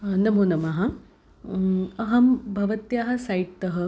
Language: Sanskrit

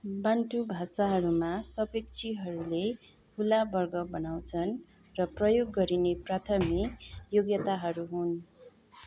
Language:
Nepali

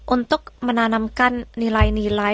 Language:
Indonesian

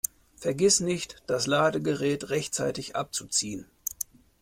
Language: German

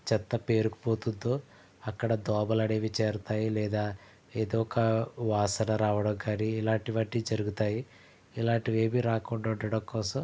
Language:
Telugu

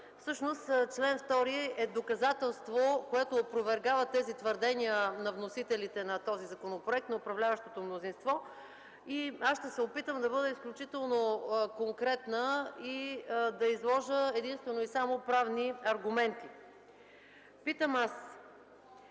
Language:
Bulgarian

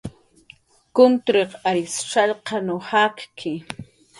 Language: Jaqaru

